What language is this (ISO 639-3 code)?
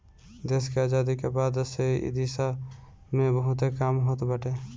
bho